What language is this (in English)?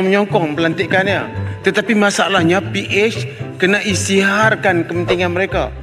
Malay